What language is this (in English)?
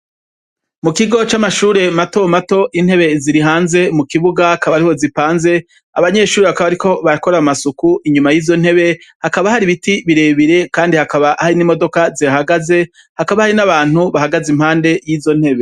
Rundi